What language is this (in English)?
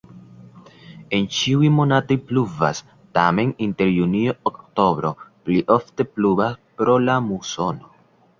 Esperanto